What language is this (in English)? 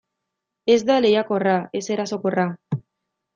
Basque